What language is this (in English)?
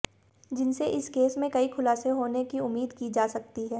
Hindi